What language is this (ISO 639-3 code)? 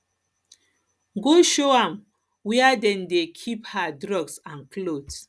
pcm